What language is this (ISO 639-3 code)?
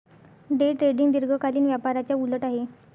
mar